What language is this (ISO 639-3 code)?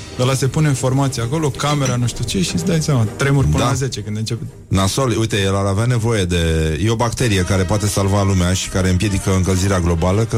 ron